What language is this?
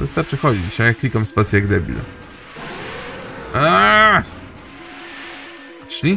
Polish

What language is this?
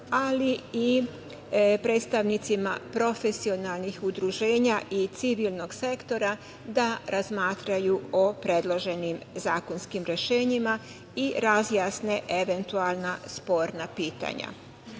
Serbian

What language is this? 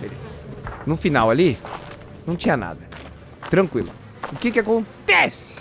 Portuguese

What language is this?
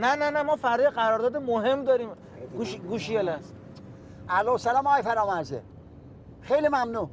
Persian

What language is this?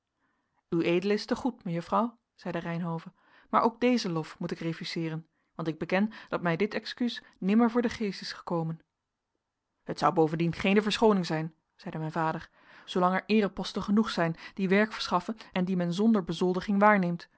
Dutch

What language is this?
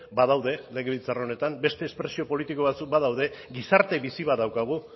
Basque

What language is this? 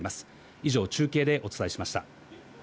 Japanese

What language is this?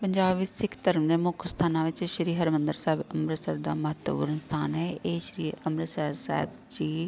Punjabi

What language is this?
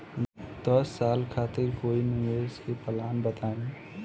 Bhojpuri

